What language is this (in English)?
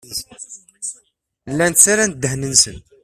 Kabyle